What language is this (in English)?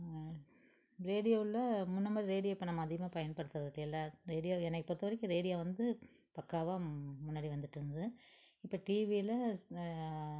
Tamil